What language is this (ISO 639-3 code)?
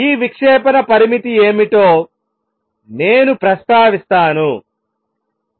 tel